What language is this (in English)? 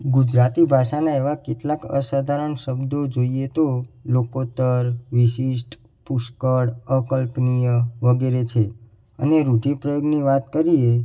Gujarati